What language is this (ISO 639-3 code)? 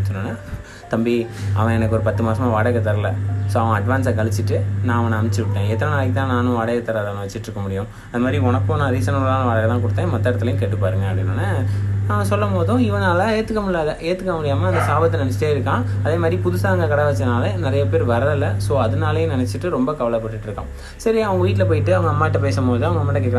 tam